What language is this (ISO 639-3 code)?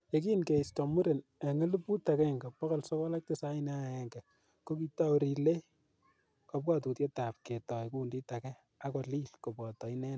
kln